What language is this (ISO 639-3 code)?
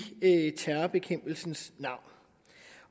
dan